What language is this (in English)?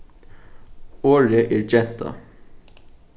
Faroese